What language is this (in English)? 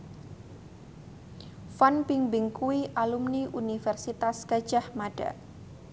Javanese